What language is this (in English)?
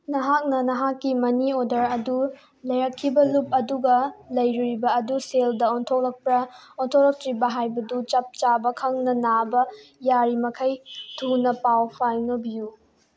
Manipuri